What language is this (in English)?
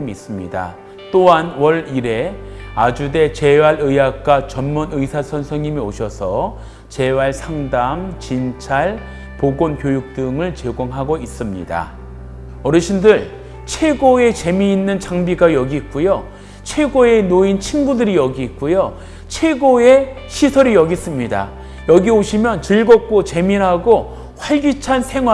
Korean